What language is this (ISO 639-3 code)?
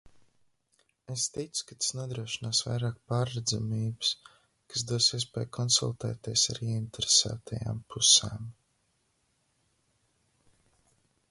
lav